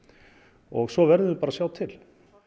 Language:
Icelandic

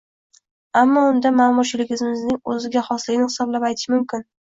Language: Uzbek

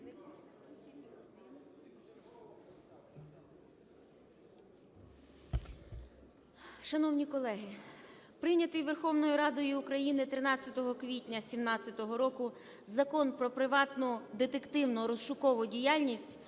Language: Ukrainian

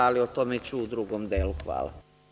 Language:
Serbian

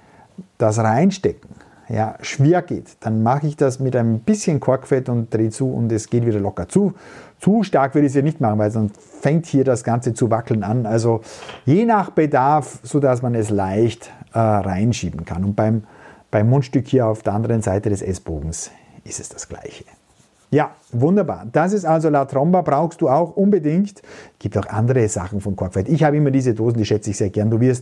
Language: German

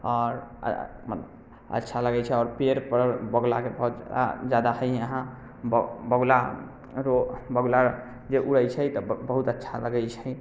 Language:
Maithili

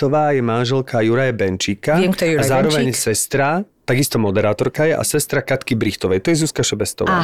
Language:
Slovak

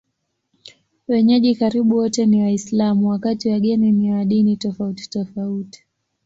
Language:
Swahili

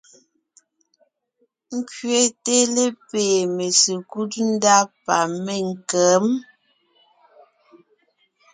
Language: Ngiemboon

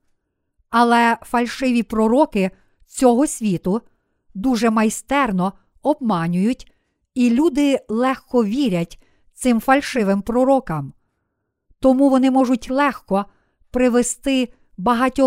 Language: Ukrainian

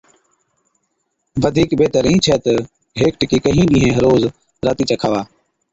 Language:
Od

